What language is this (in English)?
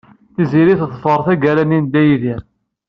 Kabyle